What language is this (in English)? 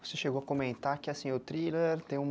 Portuguese